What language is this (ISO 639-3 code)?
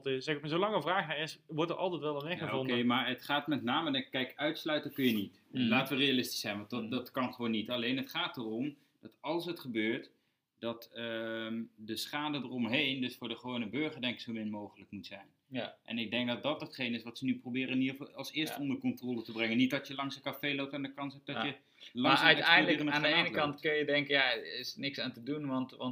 nld